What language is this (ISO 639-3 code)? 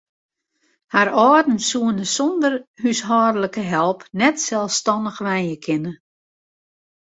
fry